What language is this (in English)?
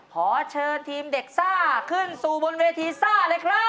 Thai